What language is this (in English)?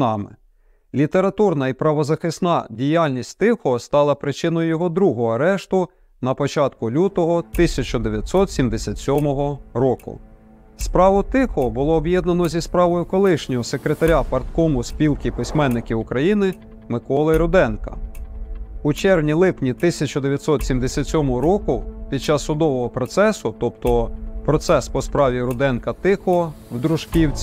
Ukrainian